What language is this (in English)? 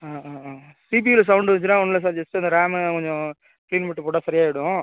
Tamil